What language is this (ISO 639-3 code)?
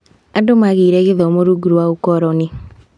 kik